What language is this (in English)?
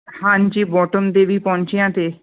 Punjabi